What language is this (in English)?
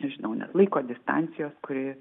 Lithuanian